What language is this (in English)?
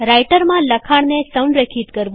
Gujarati